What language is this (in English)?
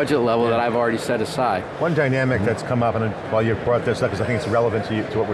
English